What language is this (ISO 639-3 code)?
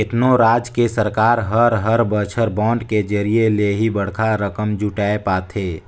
hne